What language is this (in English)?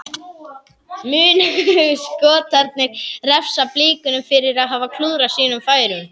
Icelandic